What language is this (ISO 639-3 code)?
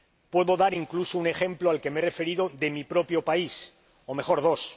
spa